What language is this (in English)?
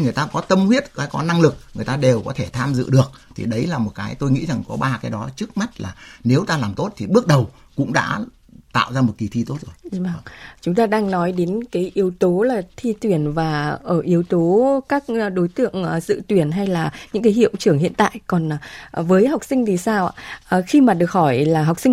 Vietnamese